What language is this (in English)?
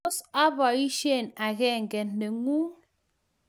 Kalenjin